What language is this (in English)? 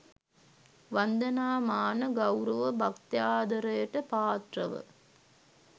Sinhala